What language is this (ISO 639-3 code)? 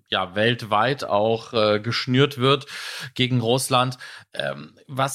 deu